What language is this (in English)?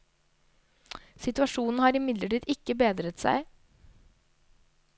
Norwegian